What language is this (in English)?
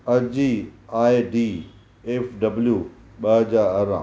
Sindhi